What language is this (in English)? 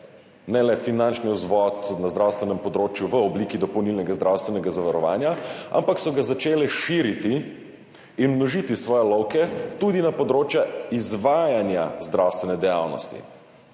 Slovenian